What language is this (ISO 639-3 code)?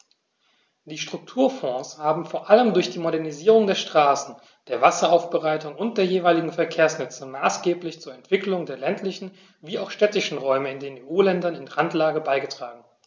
deu